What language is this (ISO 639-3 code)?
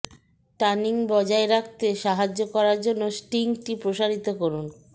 ben